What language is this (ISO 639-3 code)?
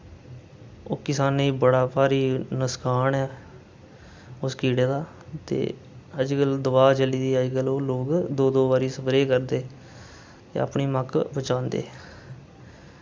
doi